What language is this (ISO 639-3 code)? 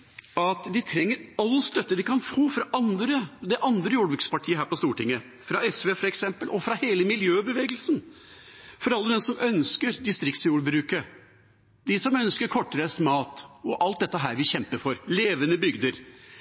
nob